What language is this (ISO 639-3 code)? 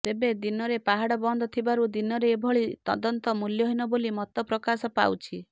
ori